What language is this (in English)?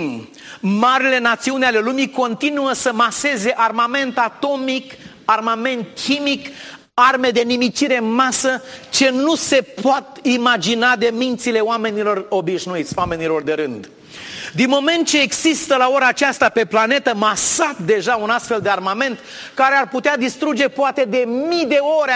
Romanian